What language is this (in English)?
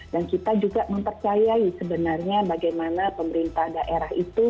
Indonesian